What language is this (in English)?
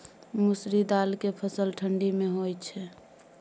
Maithili